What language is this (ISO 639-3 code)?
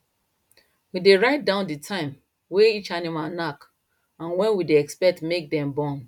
pcm